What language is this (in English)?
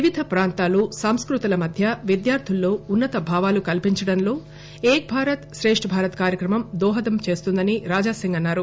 Telugu